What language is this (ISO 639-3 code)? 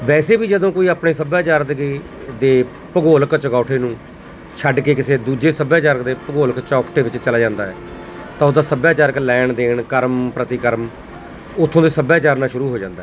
pan